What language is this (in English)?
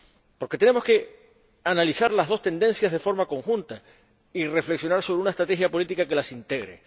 Spanish